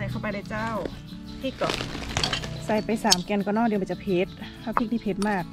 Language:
Thai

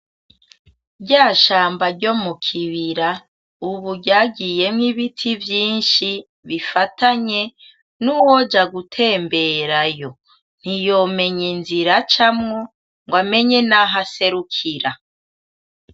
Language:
Rundi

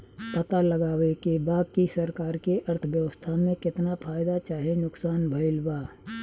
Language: Bhojpuri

